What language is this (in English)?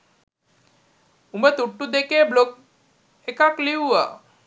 Sinhala